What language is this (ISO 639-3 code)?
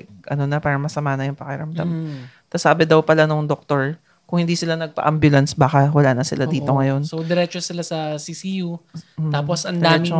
fil